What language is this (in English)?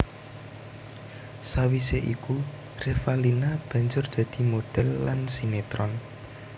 Javanese